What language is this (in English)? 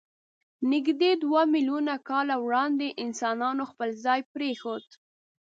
Pashto